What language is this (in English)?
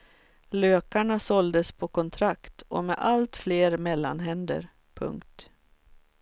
Swedish